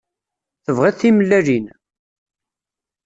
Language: Kabyle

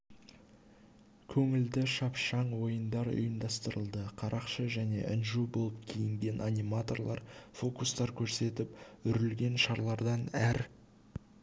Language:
Kazakh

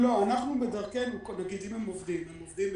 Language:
Hebrew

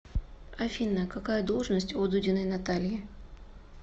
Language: Russian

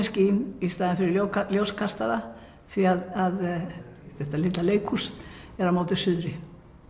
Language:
Icelandic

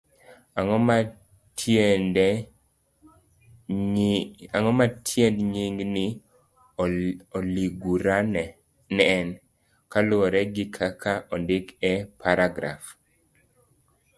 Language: Luo (Kenya and Tanzania)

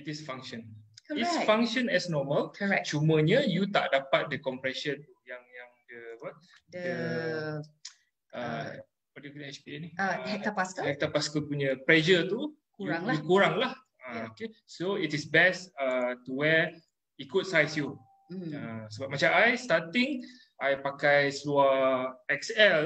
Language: Malay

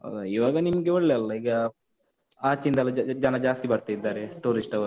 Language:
Kannada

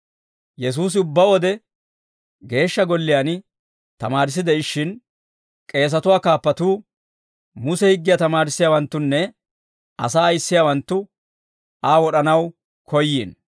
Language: Dawro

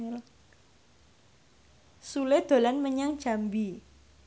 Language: Javanese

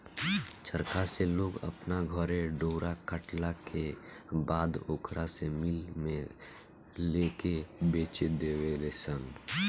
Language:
Bhojpuri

